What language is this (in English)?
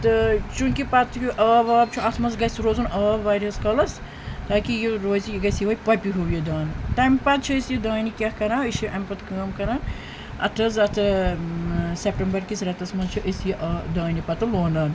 Kashmiri